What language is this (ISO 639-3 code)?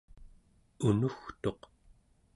esu